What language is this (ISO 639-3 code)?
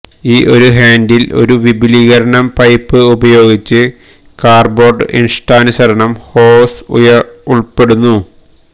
mal